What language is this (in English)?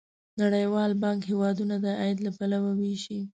Pashto